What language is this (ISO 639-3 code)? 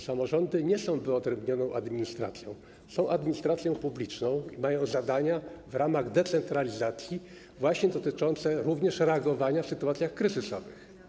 pol